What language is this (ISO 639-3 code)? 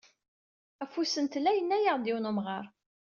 kab